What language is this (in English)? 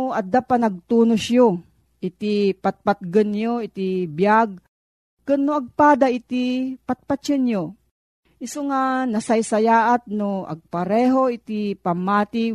Filipino